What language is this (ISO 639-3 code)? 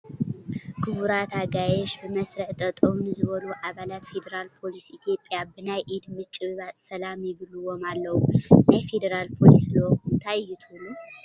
tir